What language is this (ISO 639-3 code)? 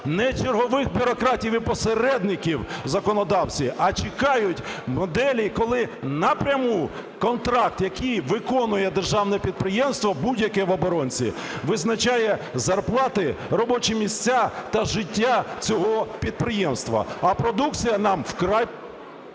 ukr